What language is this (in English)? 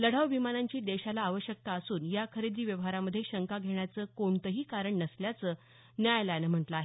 Marathi